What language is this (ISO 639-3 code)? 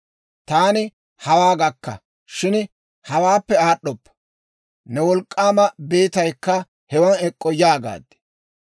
dwr